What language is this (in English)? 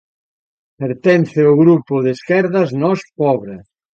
Galician